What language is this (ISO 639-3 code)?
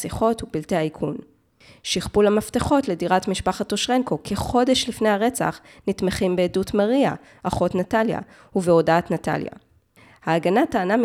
heb